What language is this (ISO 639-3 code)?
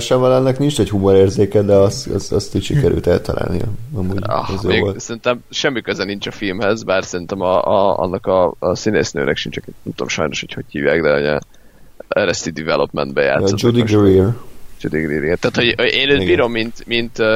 hun